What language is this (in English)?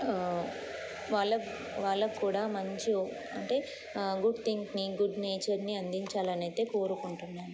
Telugu